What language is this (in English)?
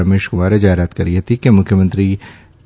Gujarati